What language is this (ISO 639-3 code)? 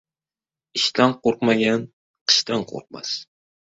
uzb